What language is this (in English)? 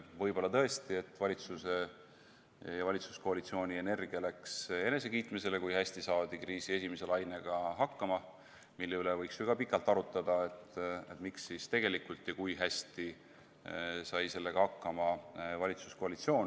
Estonian